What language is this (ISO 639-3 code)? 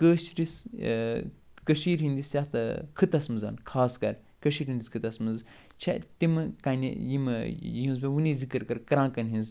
kas